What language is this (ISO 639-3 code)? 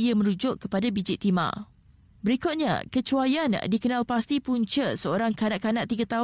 msa